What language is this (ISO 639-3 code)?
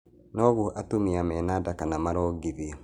kik